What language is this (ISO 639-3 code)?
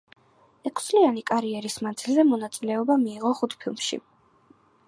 kat